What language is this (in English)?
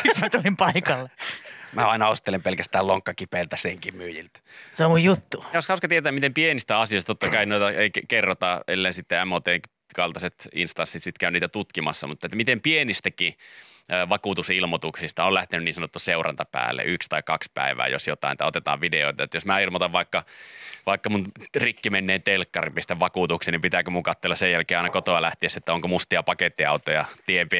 Finnish